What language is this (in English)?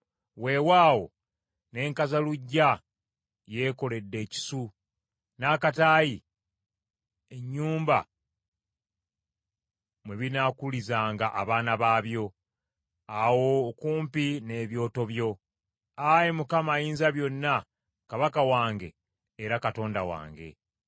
Ganda